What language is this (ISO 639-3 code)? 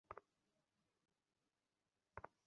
ben